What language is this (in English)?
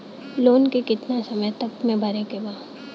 Bhojpuri